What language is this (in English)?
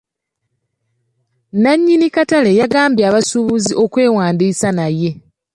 Ganda